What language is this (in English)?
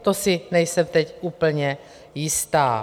Czech